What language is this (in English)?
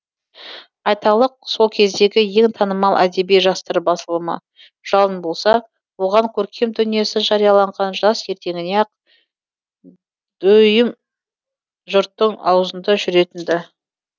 Kazakh